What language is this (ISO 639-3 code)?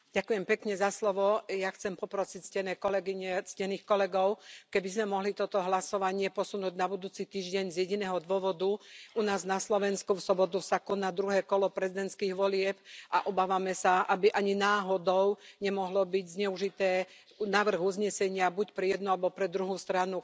slk